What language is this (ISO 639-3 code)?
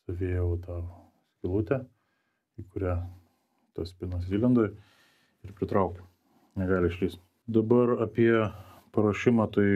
lit